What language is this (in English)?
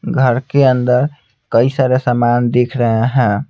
Hindi